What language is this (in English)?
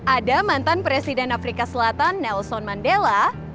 Indonesian